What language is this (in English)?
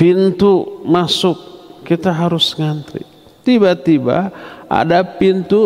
Indonesian